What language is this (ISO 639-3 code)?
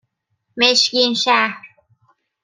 fas